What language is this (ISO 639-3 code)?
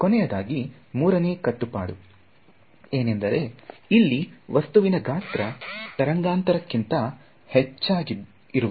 kan